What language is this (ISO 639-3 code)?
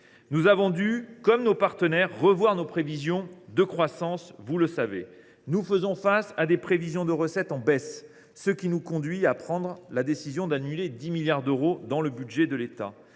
fra